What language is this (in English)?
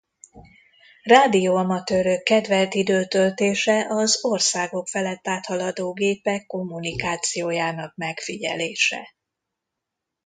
Hungarian